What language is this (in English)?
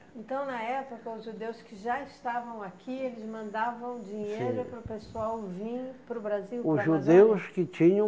Portuguese